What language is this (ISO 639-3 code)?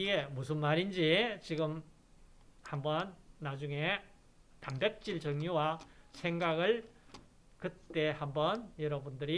kor